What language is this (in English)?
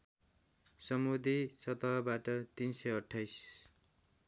Nepali